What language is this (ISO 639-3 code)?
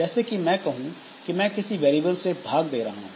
hin